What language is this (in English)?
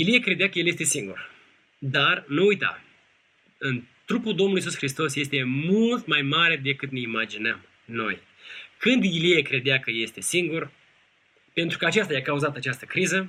Romanian